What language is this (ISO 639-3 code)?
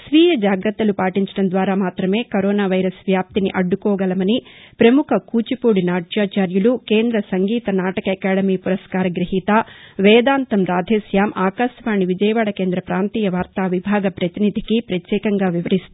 tel